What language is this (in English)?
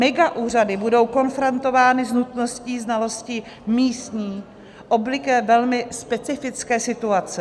Czech